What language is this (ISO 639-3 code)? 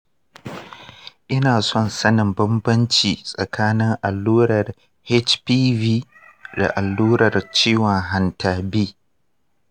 hau